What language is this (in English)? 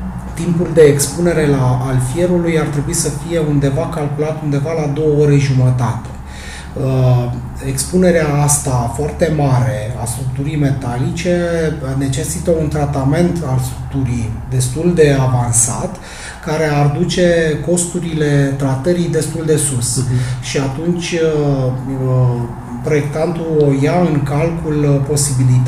Romanian